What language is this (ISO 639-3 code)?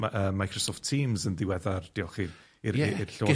cym